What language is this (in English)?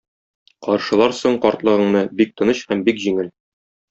Tatar